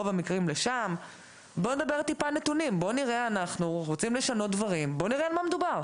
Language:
Hebrew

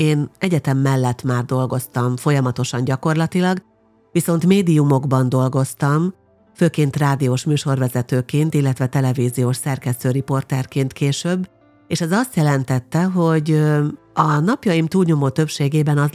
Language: Hungarian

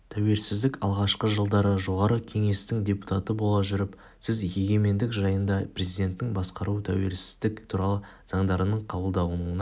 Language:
Kazakh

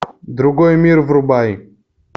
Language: Russian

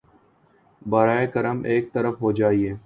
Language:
Urdu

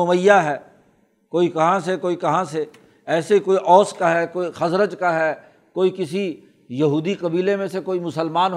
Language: Urdu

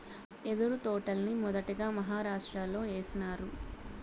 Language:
Telugu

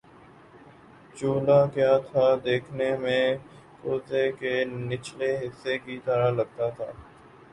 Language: Urdu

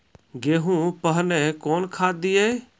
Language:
Maithili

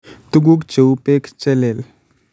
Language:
Kalenjin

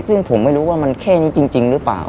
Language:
Thai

